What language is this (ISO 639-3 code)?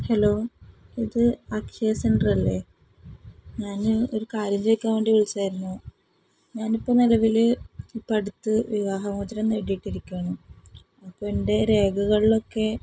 mal